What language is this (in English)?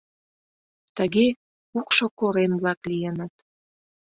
Mari